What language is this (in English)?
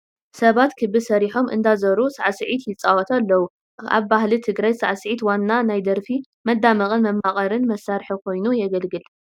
Tigrinya